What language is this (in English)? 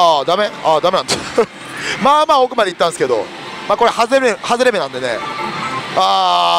Japanese